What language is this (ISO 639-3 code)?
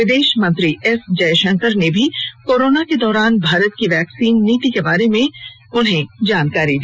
hin